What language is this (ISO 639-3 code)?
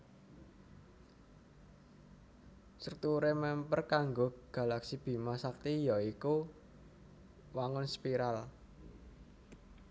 jav